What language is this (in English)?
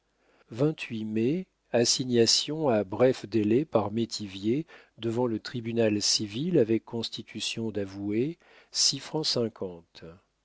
French